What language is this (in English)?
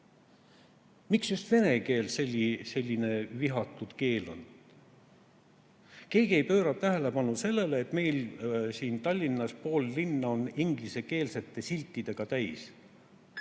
Estonian